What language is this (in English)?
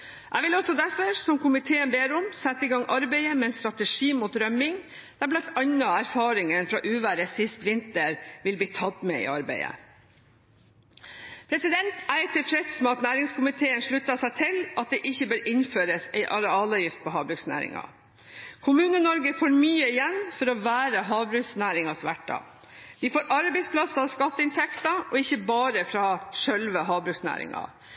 Norwegian Bokmål